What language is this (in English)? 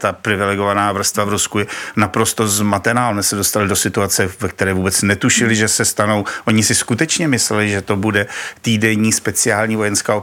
Czech